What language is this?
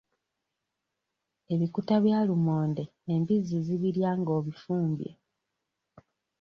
Ganda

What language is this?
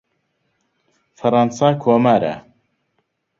Central Kurdish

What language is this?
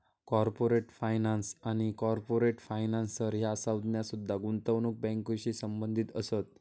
Marathi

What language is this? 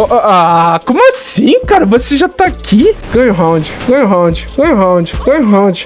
Portuguese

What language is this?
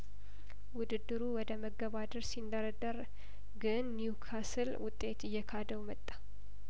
Amharic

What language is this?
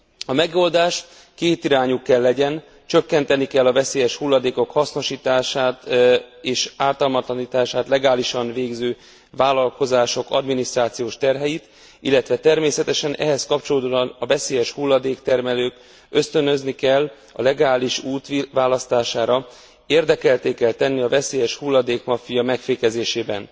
Hungarian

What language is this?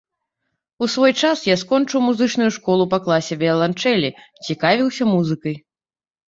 Belarusian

